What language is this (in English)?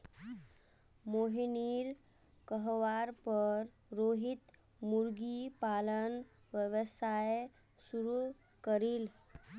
Magahi